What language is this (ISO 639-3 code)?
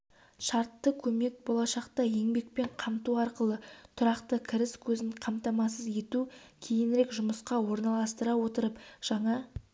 kaz